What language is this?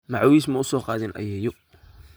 Somali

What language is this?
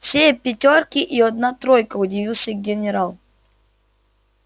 Russian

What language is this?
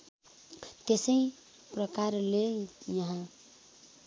Nepali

